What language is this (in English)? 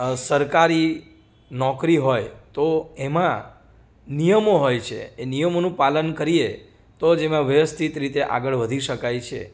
Gujarati